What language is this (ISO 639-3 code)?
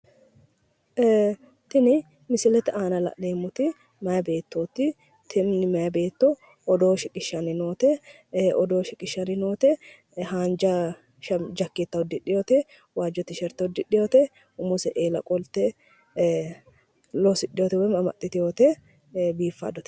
sid